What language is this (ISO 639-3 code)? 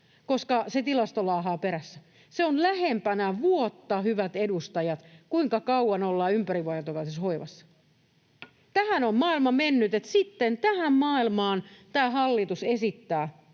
fin